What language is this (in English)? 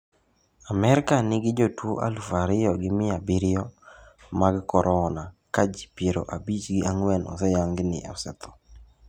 Luo (Kenya and Tanzania)